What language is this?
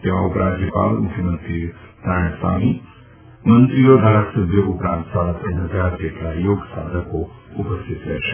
Gujarati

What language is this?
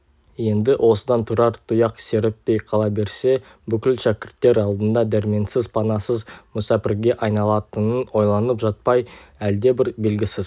Kazakh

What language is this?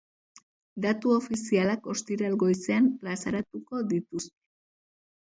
Basque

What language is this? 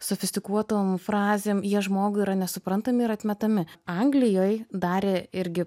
Lithuanian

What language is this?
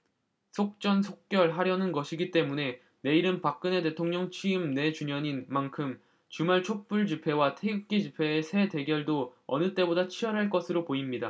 Korean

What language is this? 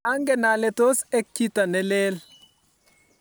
Kalenjin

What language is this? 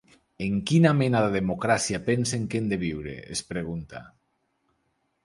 Catalan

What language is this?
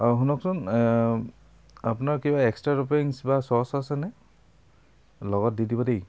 Assamese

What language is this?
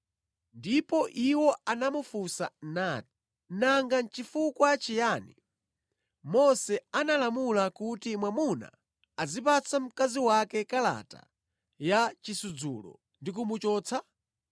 Nyanja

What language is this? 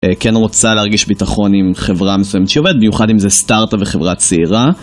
Hebrew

